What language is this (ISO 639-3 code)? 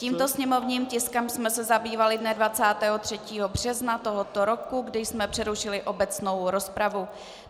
ces